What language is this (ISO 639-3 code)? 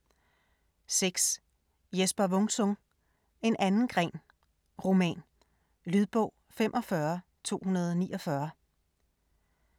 dan